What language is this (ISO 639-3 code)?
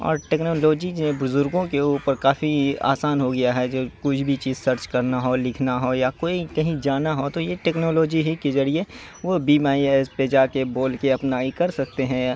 urd